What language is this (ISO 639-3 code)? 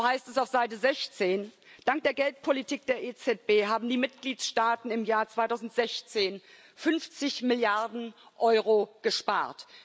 deu